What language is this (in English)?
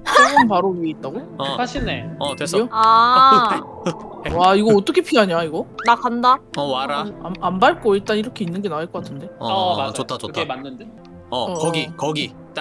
Korean